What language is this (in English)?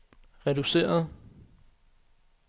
Danish